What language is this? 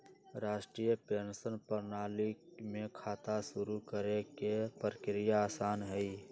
Magahi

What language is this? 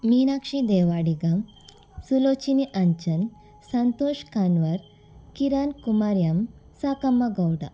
Kannada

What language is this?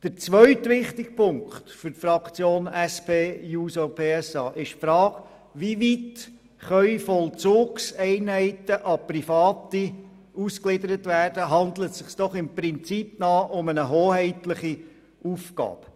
Swiss German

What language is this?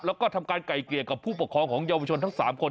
Thai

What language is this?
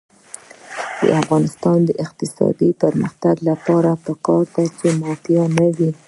Pashto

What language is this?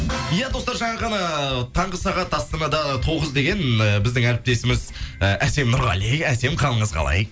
Kazakh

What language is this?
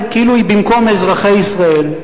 Hebrew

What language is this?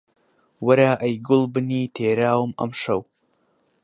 Central Kurdish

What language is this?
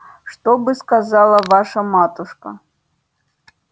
Russian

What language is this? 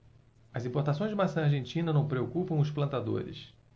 Portuguese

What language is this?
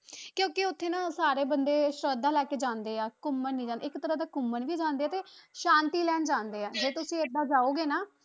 Punjabi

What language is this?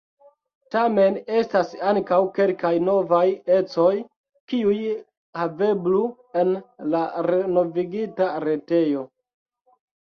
Esperanto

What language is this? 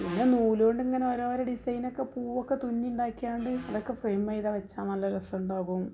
Malayalam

